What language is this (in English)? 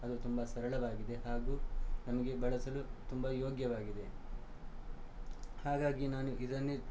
Kannada